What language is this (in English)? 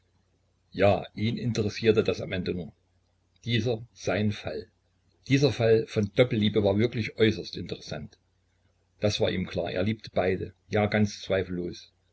German